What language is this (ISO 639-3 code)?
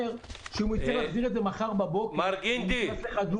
heb